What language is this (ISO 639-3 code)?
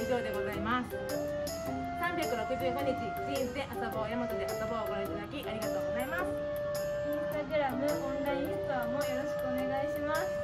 jpn